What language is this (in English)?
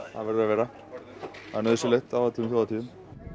Icelandic